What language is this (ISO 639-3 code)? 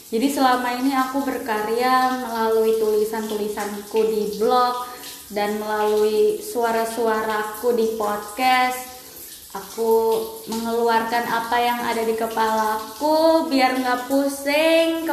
ind